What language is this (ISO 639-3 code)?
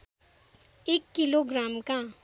nep